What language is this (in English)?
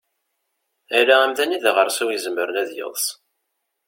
Kabyle